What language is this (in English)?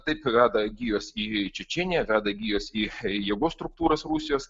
Lithuanian